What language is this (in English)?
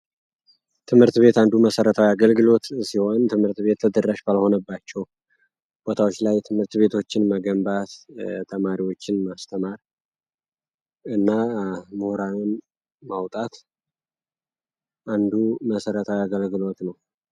Amharic